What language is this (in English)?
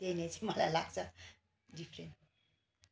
Nepali